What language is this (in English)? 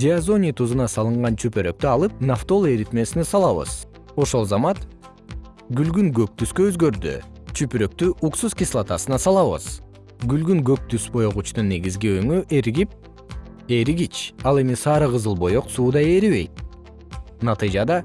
Kyrgyz